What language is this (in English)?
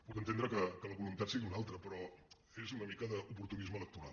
Catalan